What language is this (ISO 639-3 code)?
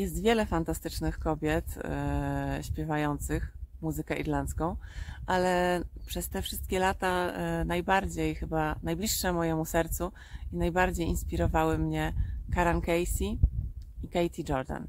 pol